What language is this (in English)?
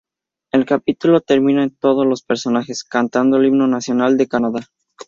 Spanish